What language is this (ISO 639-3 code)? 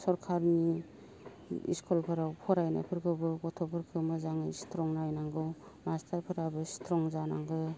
brx